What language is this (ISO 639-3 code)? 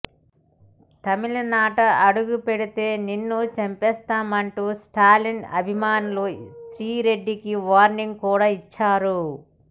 tel